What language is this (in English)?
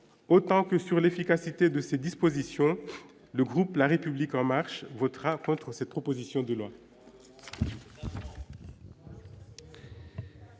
French